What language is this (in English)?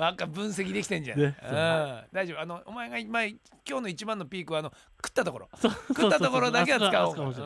Japanese